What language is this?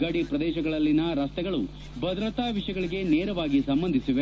Kannada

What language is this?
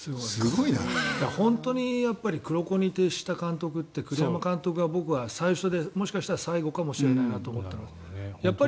Japanese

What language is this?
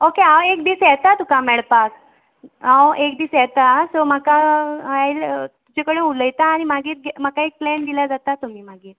Konkani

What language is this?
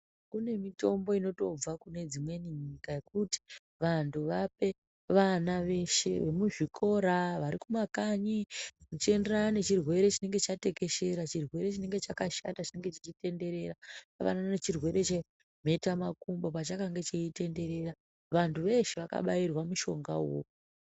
Ndau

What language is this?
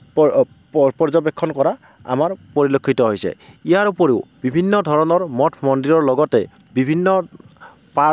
Assamese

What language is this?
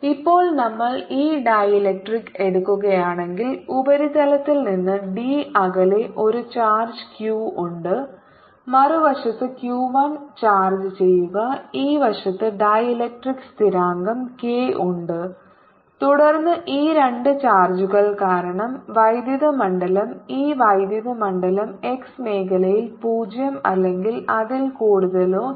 Malayalam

